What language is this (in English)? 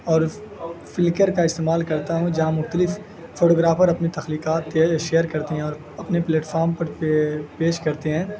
Urdu